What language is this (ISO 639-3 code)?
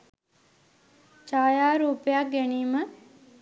sin